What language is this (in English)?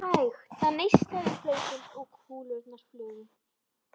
Icelandic